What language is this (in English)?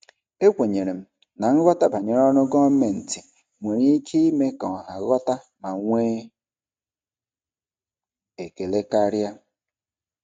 Igbo